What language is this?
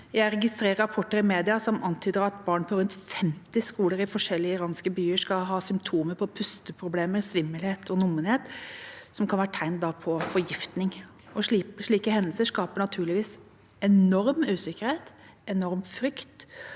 Norwegian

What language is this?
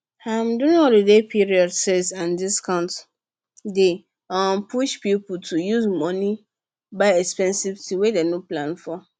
Nigerian Pidgin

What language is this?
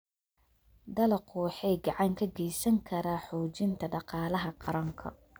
Somali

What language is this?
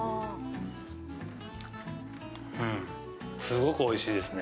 Japanese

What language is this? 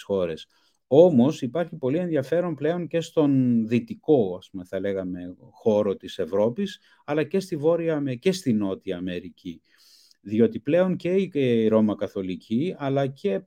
Greek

